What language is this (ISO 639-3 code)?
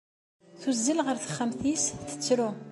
kab